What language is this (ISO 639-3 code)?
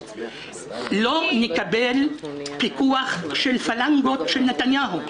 heb